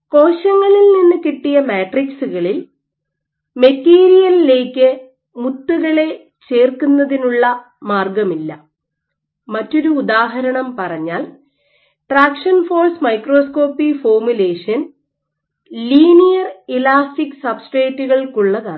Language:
Malayalam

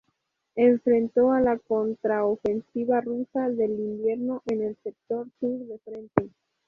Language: Spanish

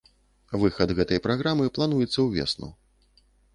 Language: Belarusian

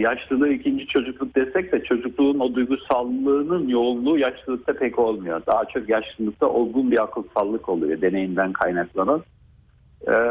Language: Turkish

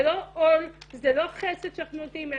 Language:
Hebrew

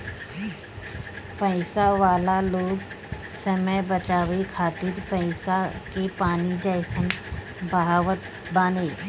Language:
Bhojpuri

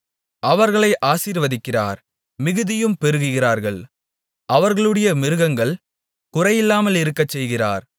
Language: Tamil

